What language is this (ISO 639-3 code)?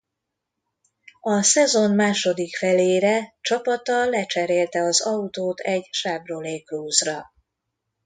hun